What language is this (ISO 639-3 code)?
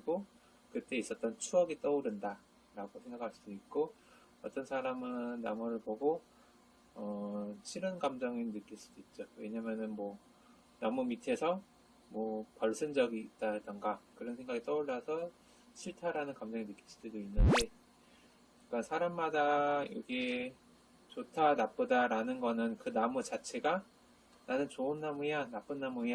kor